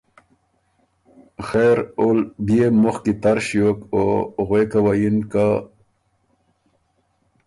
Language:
Ormuri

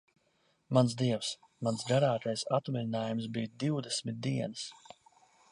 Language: Latvian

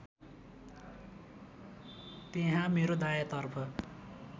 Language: Nepali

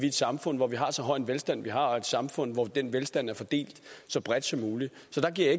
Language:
Danish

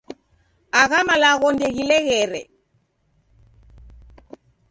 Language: Taita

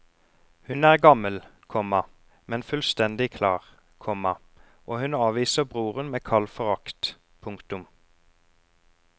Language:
Norwegian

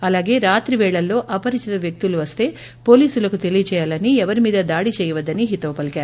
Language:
Telugu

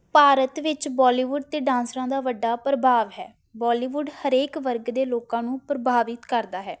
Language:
Punjabi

